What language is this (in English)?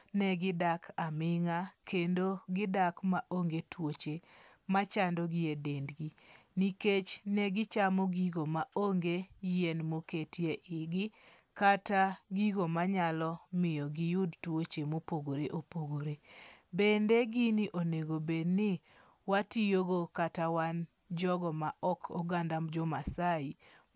Luo (Kenya and Tanzania)